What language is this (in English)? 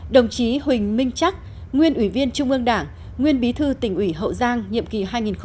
Vietnamese